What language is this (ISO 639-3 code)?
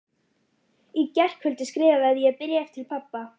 isl